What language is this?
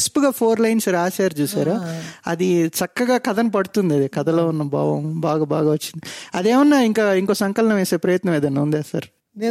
Telugu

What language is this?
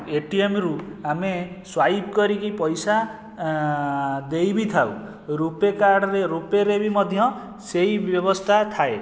Odia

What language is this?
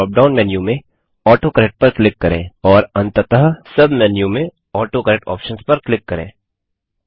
Hindi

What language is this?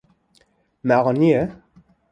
Kurdish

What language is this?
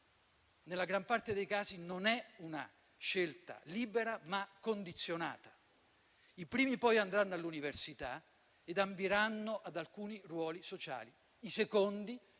Italian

